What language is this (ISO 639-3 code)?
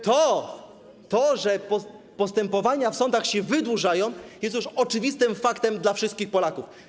pol